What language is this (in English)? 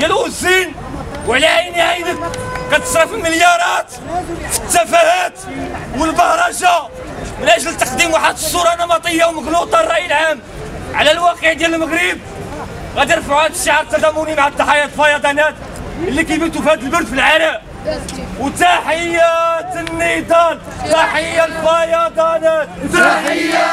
Arabic